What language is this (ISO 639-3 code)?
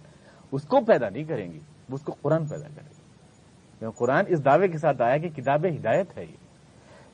urd